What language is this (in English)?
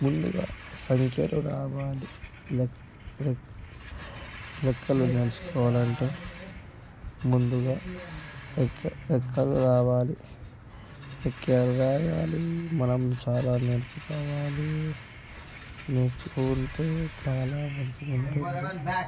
Telugu